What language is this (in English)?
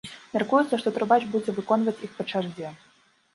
Belarusian